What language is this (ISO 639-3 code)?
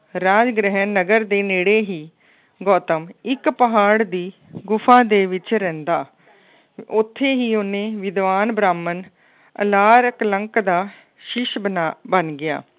pan